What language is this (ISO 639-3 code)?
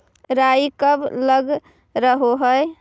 mag